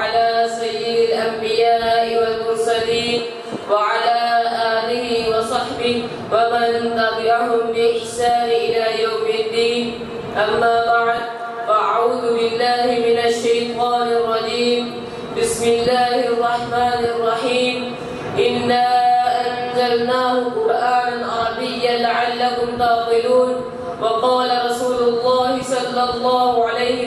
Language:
Arabic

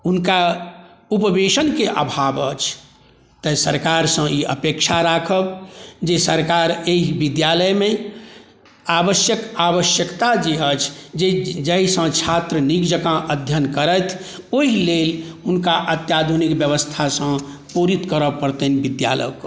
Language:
Maithili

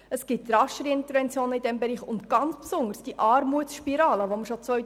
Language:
Swiss German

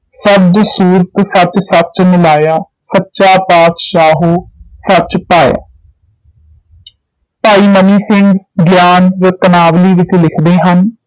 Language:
Punjabi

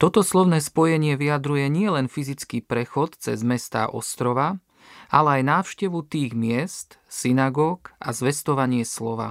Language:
Slovak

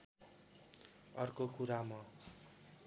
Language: Nepali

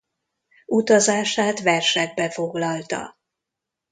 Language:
Hungarian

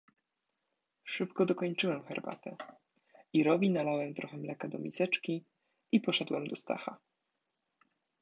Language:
Polish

